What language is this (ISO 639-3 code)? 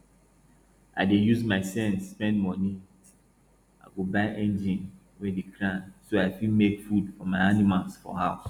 pcm